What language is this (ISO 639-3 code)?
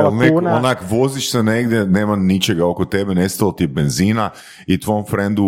hrv